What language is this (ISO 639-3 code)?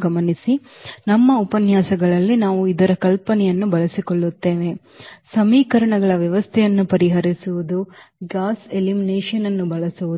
kan